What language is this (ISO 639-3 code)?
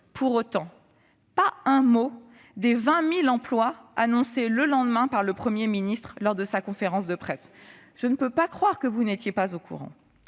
fra